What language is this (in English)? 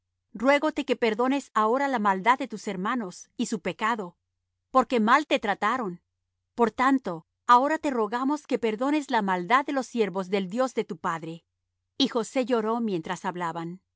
Spanish